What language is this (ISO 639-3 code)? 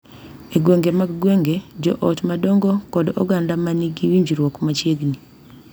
luo